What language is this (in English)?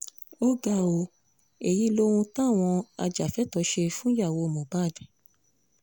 Yoruba